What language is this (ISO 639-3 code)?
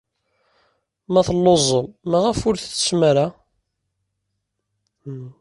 kab